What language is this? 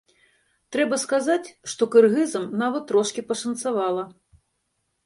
Belarusian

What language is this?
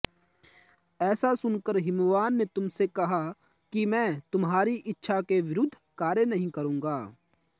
Sanskrit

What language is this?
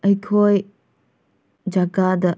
Manipuri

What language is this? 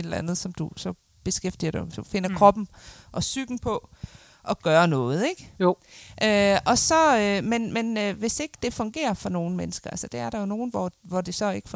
Danish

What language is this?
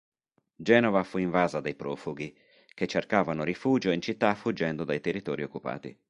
Italian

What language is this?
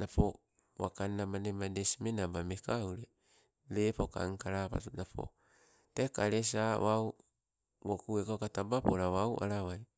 Sibe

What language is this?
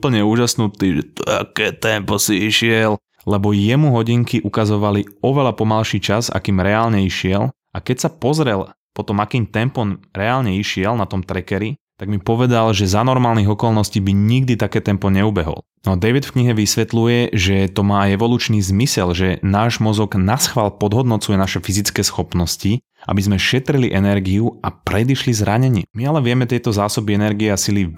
Slovak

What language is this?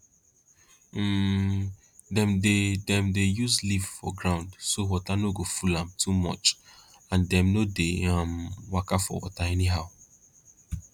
Nigerian Pidgin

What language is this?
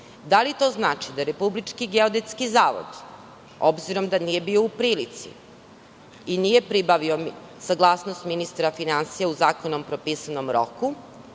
Serbian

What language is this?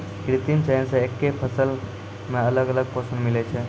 Maithili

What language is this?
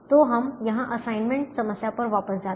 Hindi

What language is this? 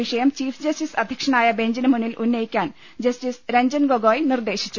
Malayalam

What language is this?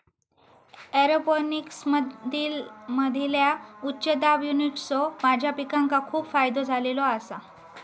Marathi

